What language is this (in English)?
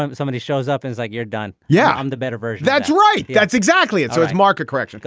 English